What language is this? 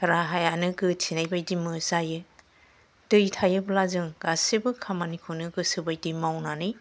Bodo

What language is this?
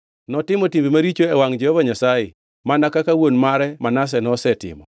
Luo (Kenya and Tanzania)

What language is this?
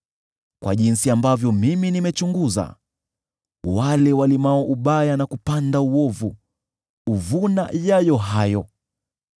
Swahili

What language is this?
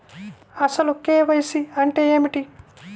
Telugu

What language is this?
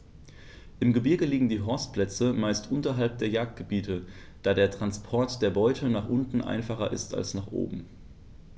German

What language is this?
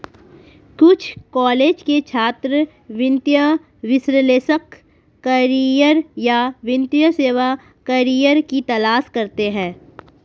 Hindi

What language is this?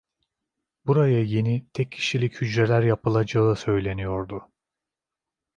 Turkish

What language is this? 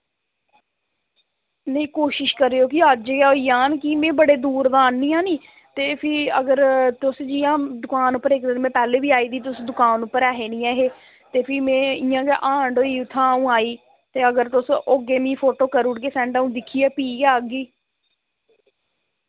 Dogri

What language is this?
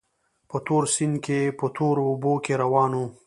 Pashto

